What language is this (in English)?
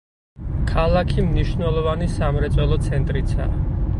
Georgian